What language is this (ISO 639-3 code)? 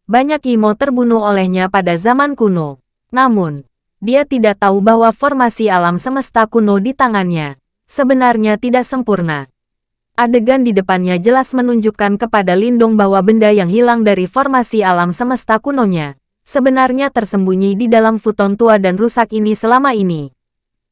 ind